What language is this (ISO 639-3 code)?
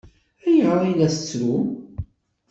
kab